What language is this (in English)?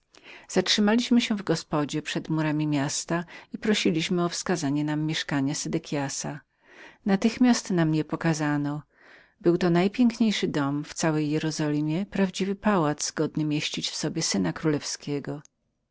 Polish